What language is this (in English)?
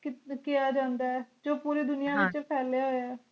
Punjabi